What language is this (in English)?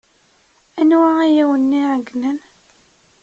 Kabyle